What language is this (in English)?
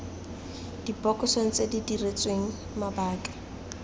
Tswana